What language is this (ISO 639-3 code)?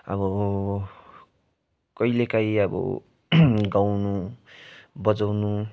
nep